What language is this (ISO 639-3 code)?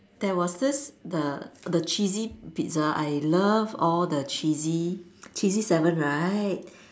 eng